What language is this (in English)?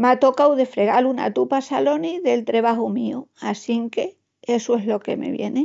Extremaduran